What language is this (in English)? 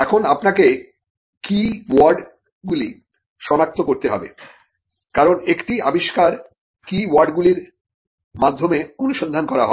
Bangla